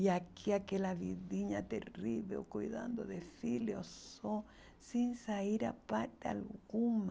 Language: Portuguese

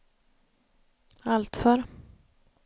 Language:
Swedish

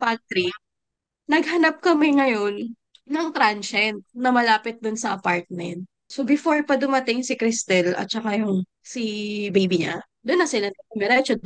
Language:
Filipino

